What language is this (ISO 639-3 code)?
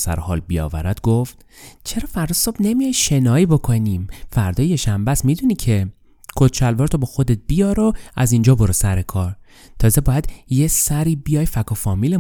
fas